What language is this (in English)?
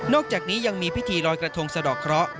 Thai